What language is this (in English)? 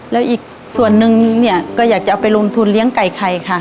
Thai